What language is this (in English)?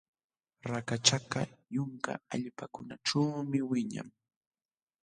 Jauja Wanca Quechua